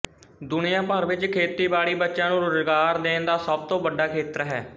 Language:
Punjabi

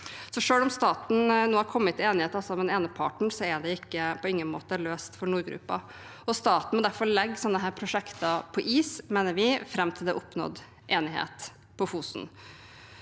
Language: Norwegian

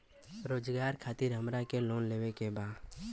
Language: Bhojpuri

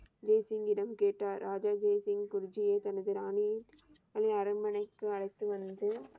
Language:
Tamil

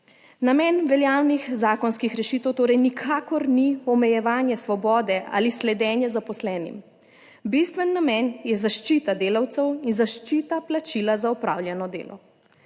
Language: Slovenian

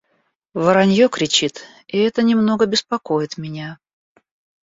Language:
Russian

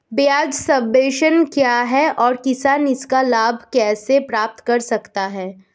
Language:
Hindi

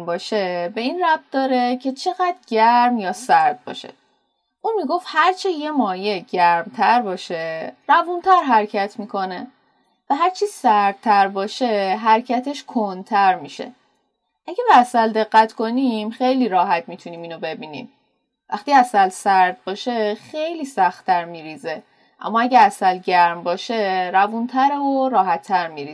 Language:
Persian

